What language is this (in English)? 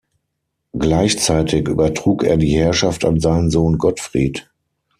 German